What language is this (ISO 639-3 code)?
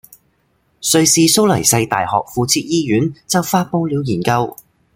yue